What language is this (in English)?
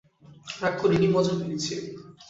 Bangla